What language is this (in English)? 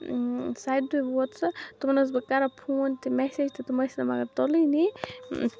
Kashmiri